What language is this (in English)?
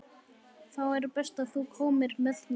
Icelandic